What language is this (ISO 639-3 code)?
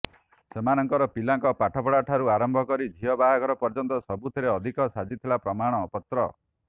ori